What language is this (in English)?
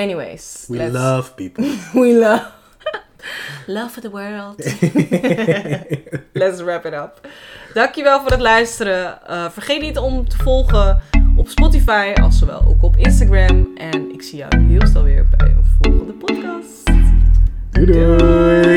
Dutch